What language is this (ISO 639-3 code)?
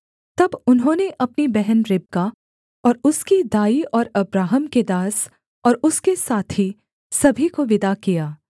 hin